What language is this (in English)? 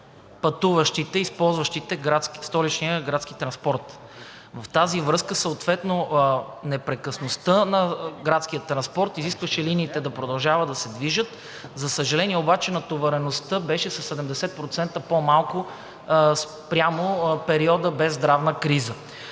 Bulgarian